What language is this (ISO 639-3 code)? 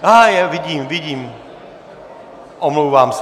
ces